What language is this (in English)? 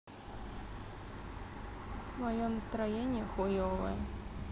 Russian